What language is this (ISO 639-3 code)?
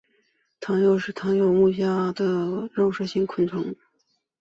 zho